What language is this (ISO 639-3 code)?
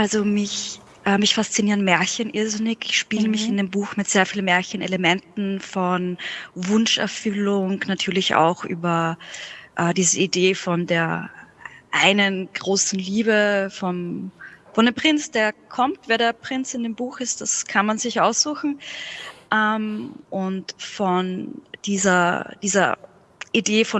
deu